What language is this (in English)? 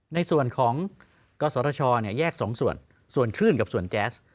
Thai